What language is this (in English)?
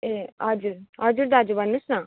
Nepali